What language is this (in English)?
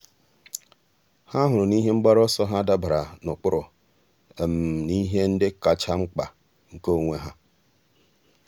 Igbo